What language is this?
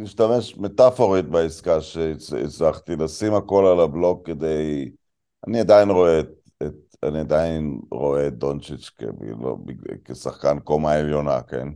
Hebrew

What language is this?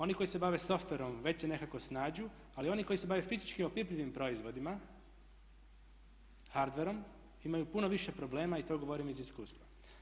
Croatian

